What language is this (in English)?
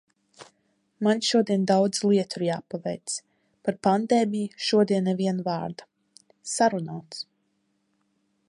Latvian